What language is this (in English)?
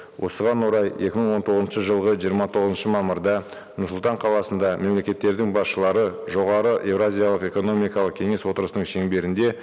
Kazakh